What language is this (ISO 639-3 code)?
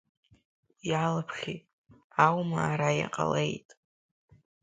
abk